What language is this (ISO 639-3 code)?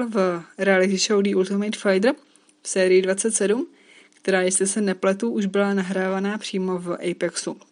ces